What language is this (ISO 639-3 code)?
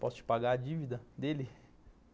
por